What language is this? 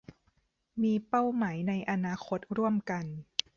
Thai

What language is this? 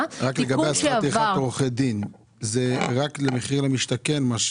Hebrew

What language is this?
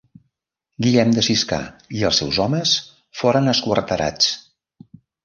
Catalan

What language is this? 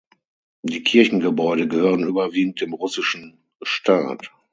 German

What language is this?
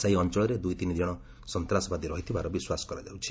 Odia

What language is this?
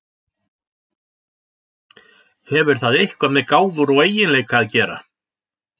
Icelandic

